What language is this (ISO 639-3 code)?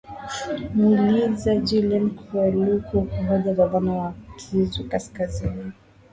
swa